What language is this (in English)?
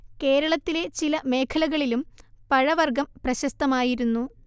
Malayalam